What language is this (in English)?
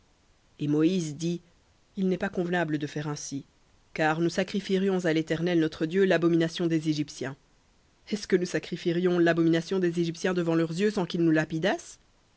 French